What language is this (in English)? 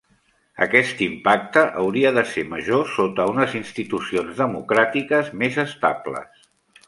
Catalan